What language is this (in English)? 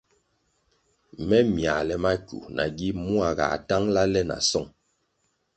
Kwasio